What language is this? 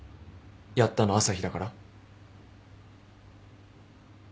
Japanese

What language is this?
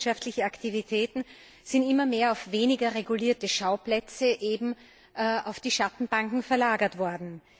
German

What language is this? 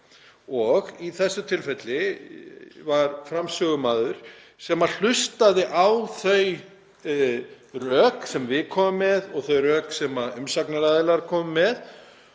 Icelandic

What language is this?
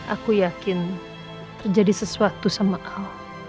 Indonesian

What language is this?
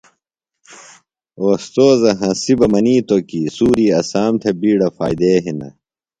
Phalura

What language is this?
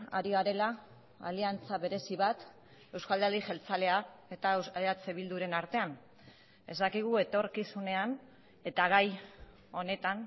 Basque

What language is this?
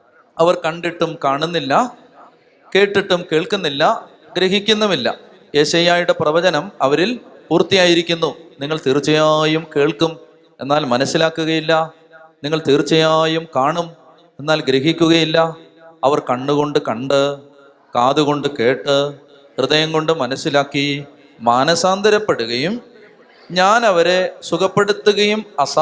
Malayalam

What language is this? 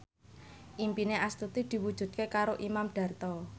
Javanese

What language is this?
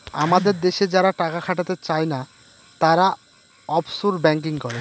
Bangla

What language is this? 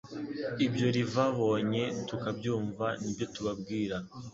Kinyarwanda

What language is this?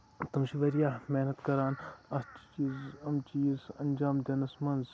Kashmiri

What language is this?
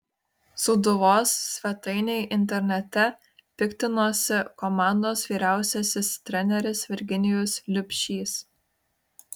Lithuanian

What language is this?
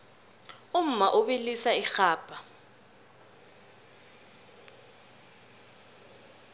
South Ndebele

